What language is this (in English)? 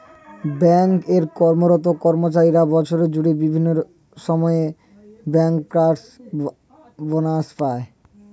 Bangla